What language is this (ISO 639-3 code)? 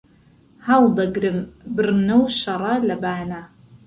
ckb